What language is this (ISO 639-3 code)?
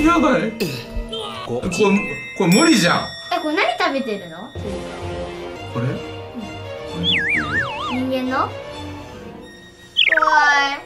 jpn